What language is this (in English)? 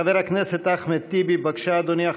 Hebrew